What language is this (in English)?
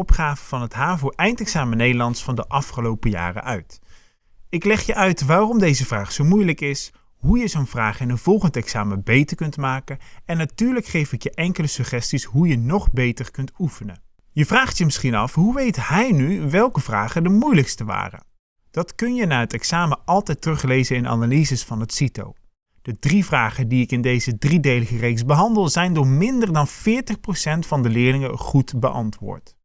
Dutch